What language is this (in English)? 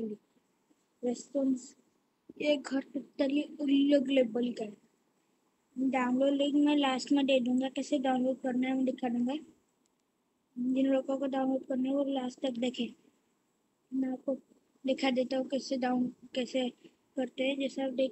Indonesian